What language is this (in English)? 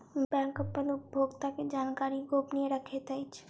Maithili